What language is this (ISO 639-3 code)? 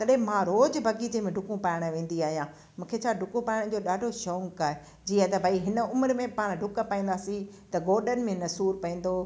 snd